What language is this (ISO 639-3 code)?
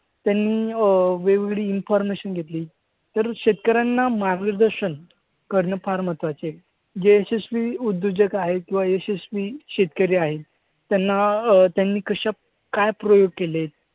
mar